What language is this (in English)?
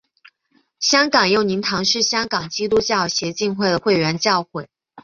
Chinese